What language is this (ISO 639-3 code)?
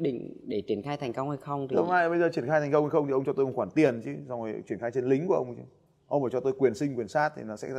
vie